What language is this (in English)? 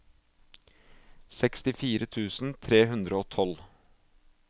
Norwegian